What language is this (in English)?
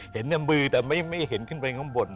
Thai